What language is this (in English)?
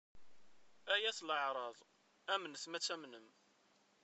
Kabyle